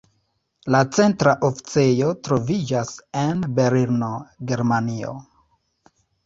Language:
Esperanto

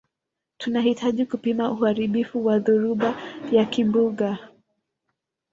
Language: Swahili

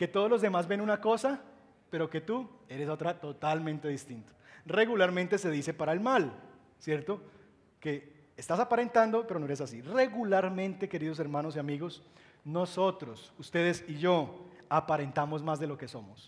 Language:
Spanish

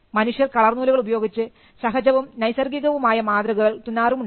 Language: Malayalam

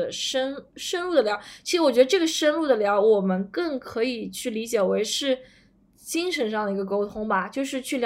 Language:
Chinese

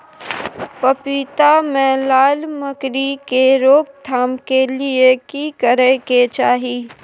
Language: Maithili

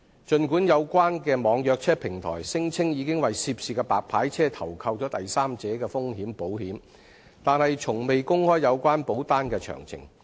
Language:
Cantonese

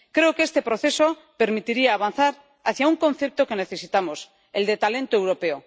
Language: Spanish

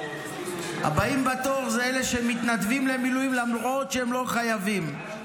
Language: Hebrew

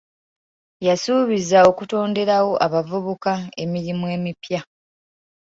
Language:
Ganda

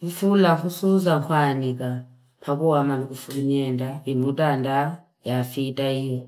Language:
Fipa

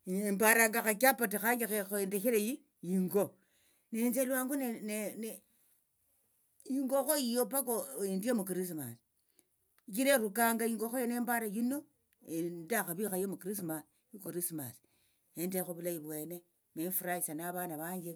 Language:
Tsotso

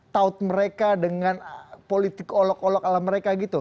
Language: Indonesian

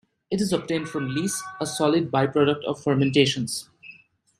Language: English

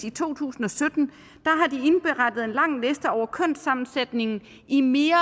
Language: Danish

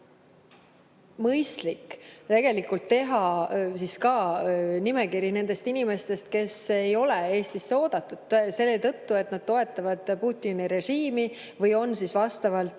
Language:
Estonian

